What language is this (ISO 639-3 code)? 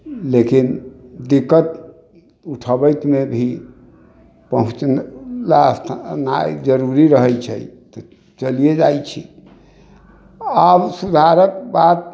mai